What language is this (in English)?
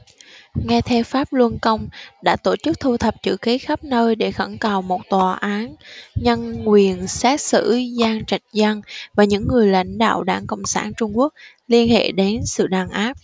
Vietnamese